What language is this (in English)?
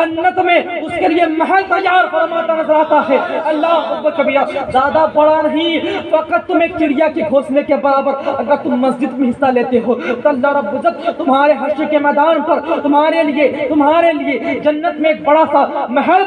Urdu